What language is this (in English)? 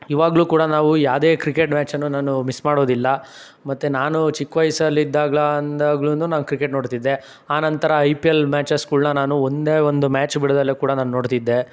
Kannada